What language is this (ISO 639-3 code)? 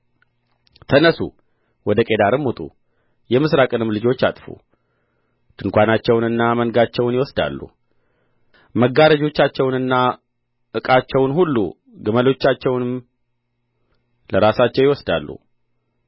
amh